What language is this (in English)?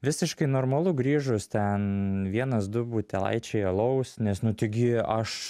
Lithuanian